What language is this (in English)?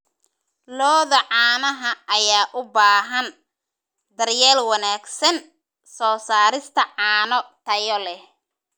Somali